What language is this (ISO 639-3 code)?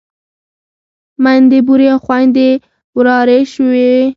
pus